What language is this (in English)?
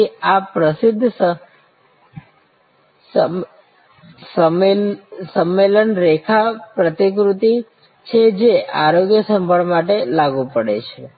Gujarati